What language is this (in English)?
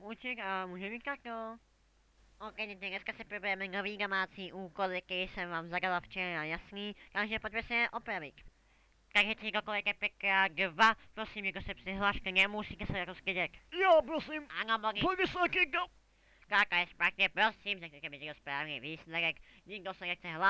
Czech